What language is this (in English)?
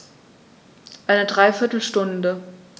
German